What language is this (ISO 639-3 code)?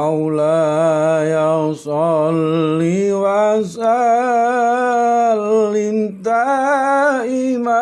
ind